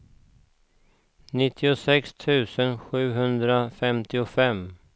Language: Swedish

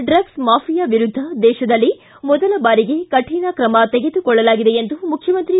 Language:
Kannada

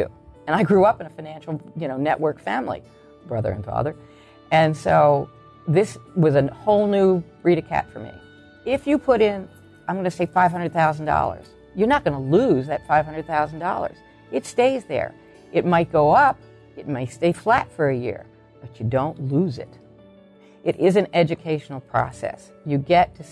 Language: English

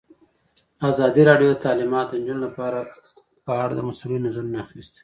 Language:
Pashto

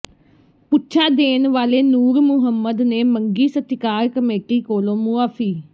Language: Punjabi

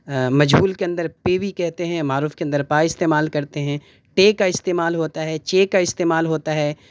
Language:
Urdu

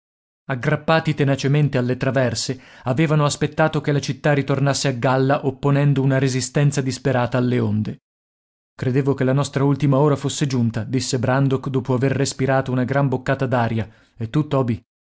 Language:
Italian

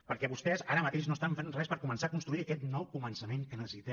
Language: Catalan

